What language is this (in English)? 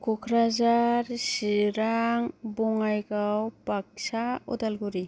Bodo